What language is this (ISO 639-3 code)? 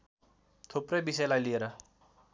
nep